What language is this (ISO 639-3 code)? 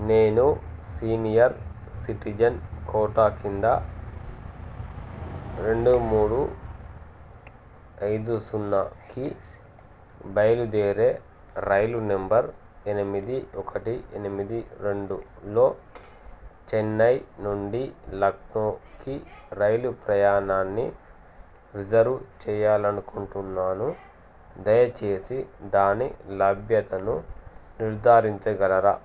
tel